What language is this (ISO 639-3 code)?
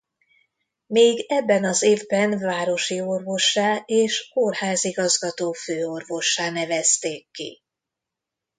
hun